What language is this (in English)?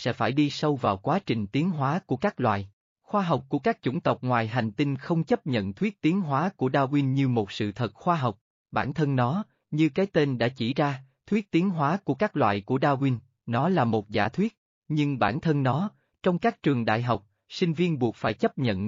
Vietnamese